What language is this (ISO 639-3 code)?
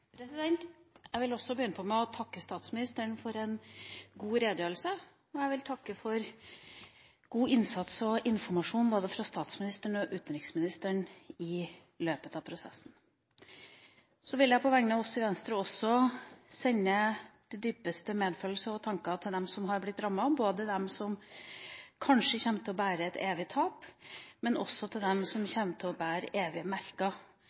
nob